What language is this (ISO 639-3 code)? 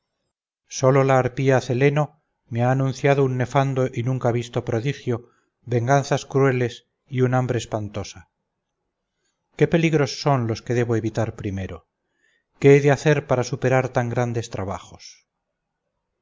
spa